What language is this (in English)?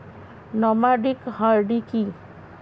Bangla